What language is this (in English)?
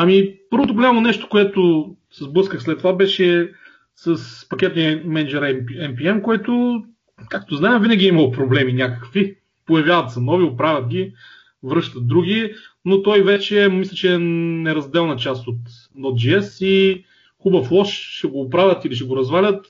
Bulgarian